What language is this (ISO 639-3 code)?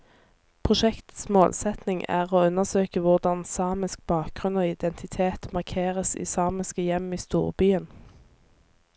nor